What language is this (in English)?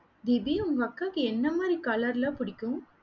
Tamil